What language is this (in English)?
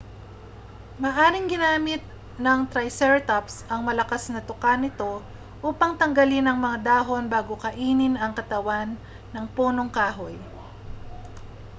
Filipino